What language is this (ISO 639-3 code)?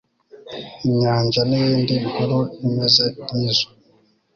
kin